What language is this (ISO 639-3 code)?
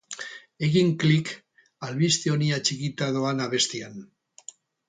eus